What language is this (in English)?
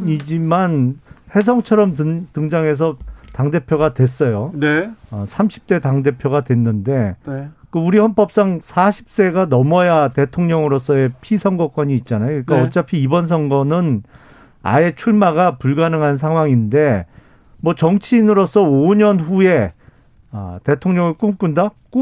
Korean